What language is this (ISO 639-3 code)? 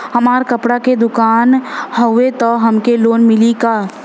bho